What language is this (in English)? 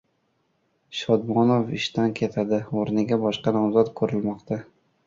Uzbek